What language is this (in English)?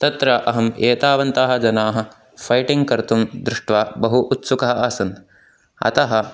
Sanskrit